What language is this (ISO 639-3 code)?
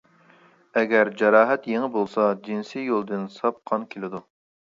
uig